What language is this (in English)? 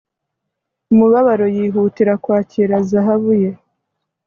Kinyarwanda